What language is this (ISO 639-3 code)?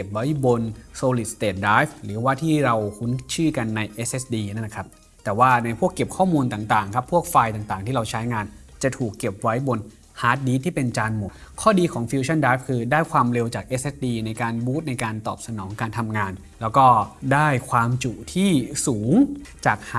tha